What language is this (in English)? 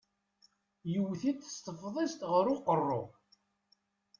Kabyle